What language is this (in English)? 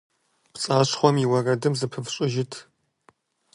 Kabardian